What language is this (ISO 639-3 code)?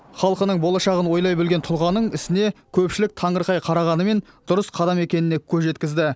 kaz